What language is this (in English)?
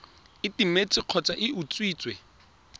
Tswana